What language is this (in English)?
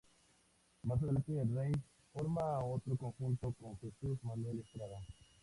Spanish